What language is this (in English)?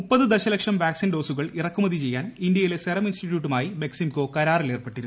Malayalam